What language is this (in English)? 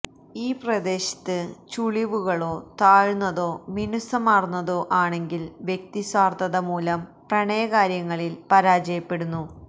Malayalam